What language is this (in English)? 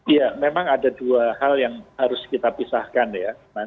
Indonesian